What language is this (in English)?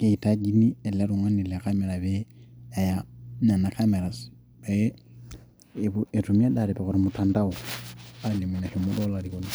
Masai